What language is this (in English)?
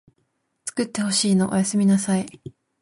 Japanese